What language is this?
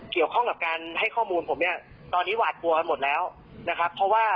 Thai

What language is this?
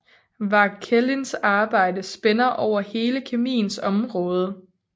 Danish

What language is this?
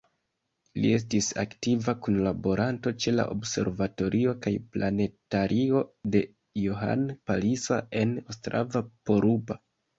Esperanto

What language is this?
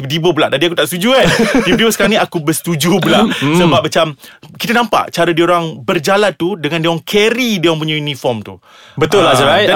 Malay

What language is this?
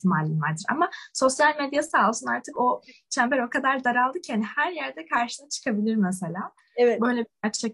Turkish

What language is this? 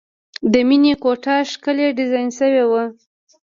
Pashto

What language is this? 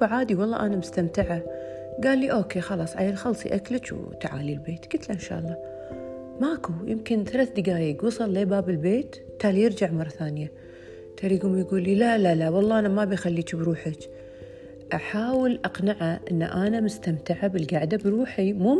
Arabic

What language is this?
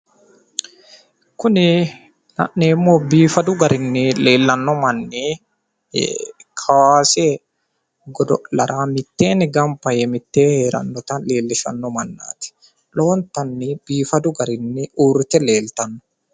Sidamo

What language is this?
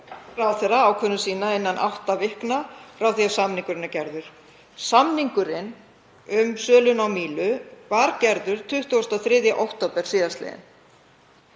Icelandic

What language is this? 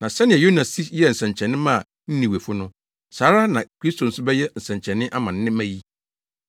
Akan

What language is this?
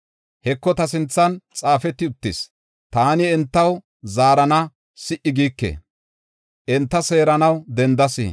Gofa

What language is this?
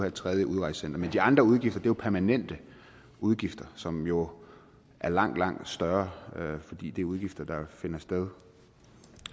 Danish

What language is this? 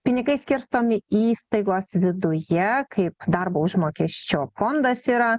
Lithuanian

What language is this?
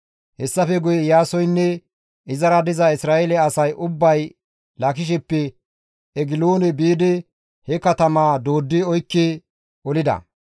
Gamo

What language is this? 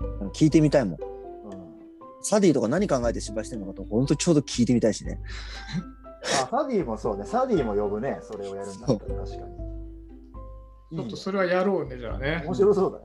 Japanese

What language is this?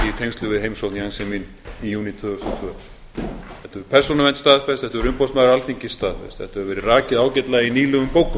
Icelandic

